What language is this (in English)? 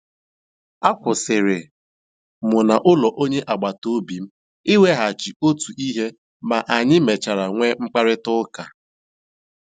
Igbo